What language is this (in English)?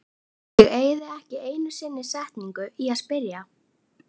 Icelandic